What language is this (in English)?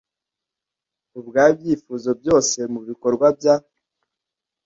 Kinyarwanda